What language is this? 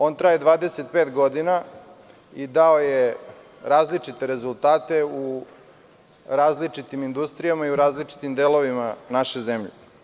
Serbian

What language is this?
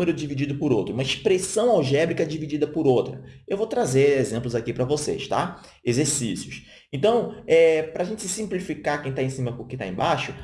Portuguese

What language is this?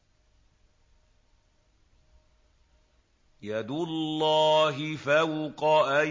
Arabic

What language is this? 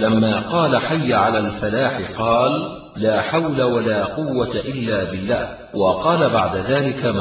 Arabic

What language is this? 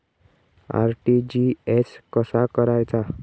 Marathi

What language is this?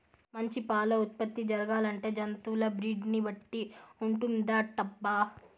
Telugu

